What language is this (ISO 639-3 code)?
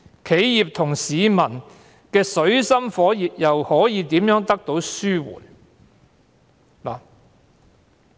yue